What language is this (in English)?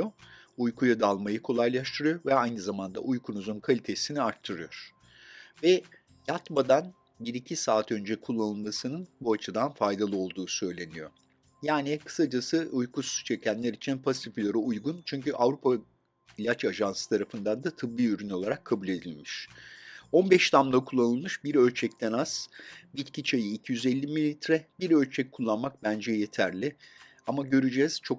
Turkish